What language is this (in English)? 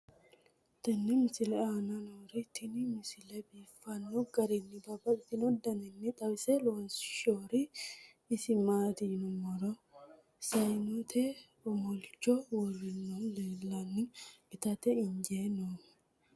Sidamo